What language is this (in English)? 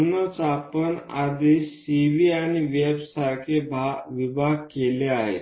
Marathi